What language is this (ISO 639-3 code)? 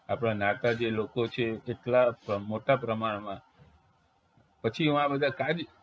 guj